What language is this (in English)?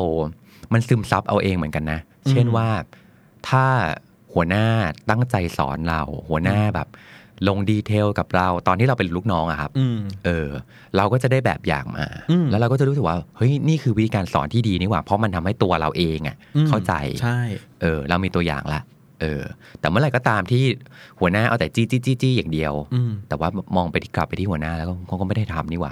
Thai